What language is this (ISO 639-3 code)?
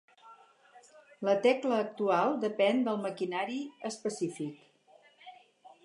cat